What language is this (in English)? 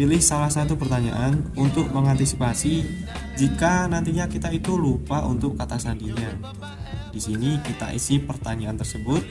Indonesian